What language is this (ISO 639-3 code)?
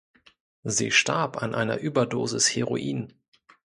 deu